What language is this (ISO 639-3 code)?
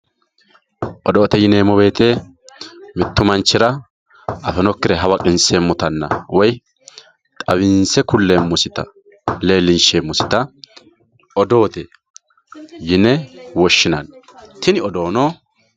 sid